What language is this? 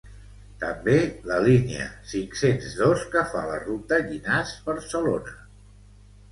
Catalan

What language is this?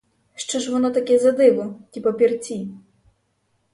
Ukrainian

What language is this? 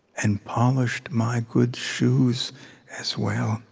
English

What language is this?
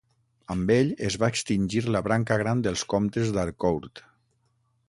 Catalan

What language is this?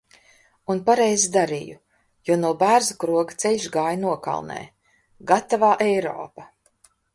Latvian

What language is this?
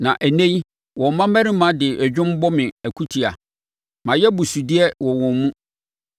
Akan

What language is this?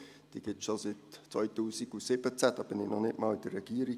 Swiss German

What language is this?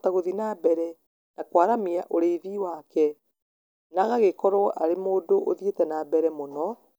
Kikuyu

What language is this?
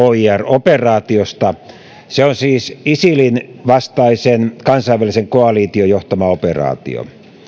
Finnish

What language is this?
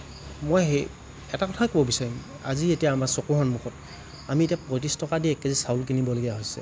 Assamese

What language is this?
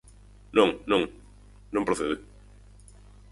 Galician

